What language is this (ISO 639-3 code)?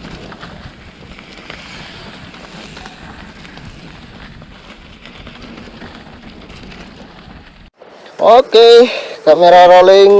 ind